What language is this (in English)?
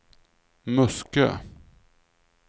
Swedish